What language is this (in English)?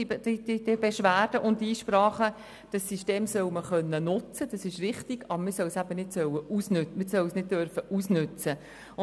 Swiss German